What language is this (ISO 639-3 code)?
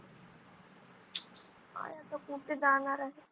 mar